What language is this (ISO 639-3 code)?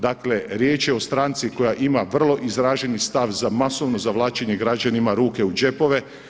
hrv